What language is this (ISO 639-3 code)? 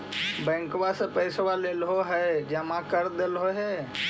mag